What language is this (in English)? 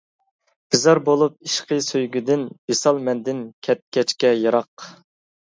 Uyghur